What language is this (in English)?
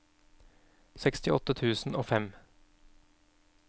Norwegian